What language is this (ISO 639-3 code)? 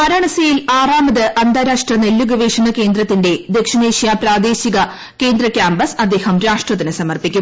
mal